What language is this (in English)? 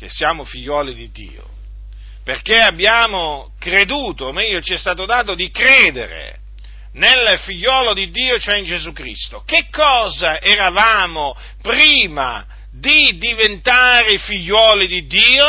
Italian